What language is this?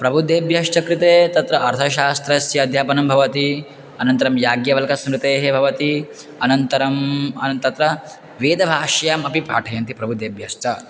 Sanskrit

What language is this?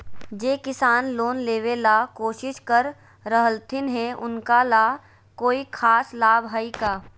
Magahi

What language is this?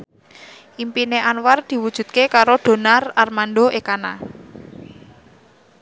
Javanese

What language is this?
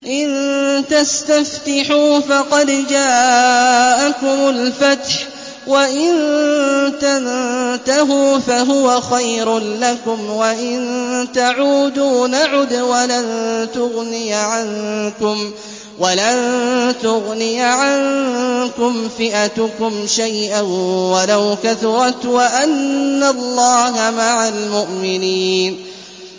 Arabic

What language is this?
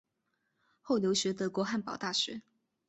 Chinese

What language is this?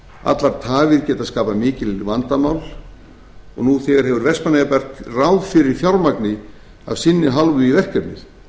Icelandic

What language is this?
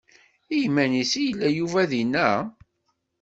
Kabyle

